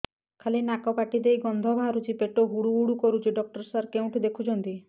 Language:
Odia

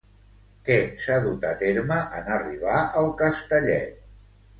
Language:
Catalan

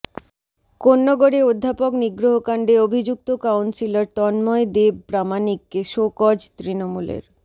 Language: Bangla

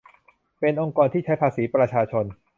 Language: Thai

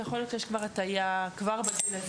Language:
Hebrew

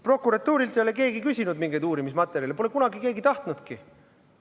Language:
Estonian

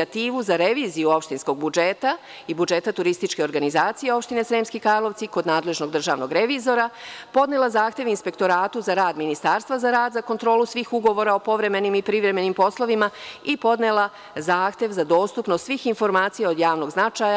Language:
Serbian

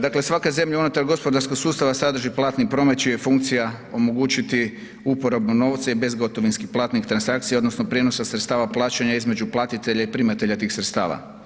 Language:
Croatian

